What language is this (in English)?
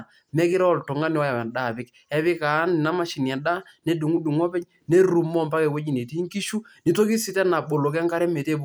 Masai